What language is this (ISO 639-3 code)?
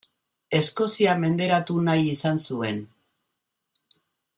eus